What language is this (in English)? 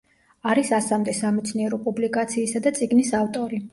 Georgian